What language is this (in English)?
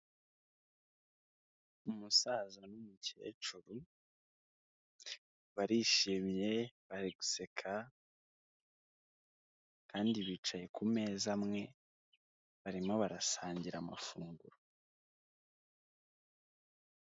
Kinyarwanda